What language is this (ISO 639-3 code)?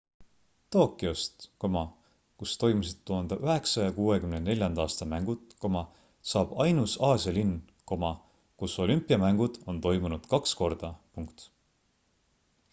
est